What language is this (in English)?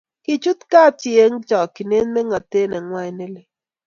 Kalenjin